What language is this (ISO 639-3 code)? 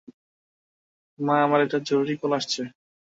ben